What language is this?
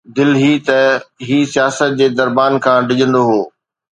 Sindhi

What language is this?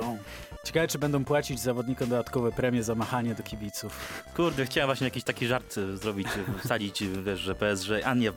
Polish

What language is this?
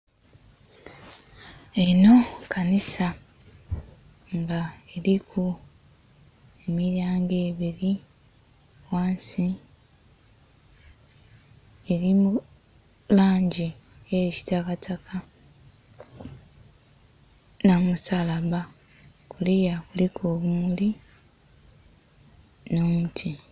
Soga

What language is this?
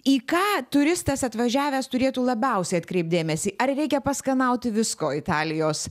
Lithuanian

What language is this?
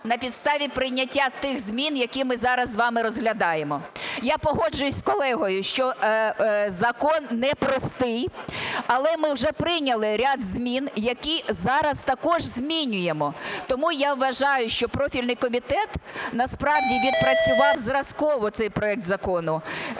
Ukrainian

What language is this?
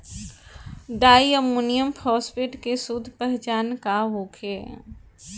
Bhojpuri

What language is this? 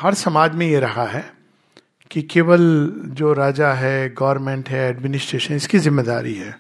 Hindi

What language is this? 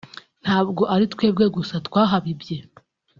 Kinyarwanda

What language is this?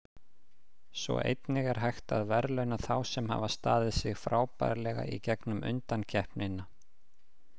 Icelandic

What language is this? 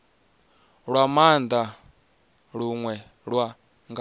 Venda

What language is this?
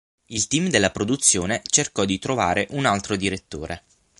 Italian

